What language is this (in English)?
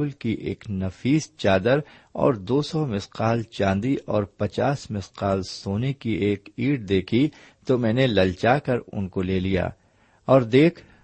Urdu